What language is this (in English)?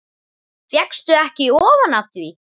Icelandic